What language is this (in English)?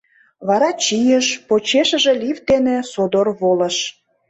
Mari